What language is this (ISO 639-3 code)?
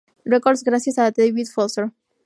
spa